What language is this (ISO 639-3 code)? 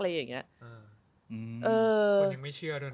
tha